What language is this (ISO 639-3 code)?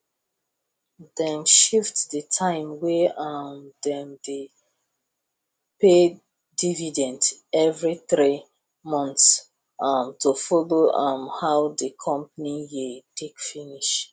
pcm